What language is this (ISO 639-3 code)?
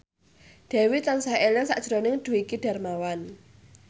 jav